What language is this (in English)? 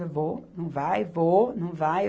Portuguese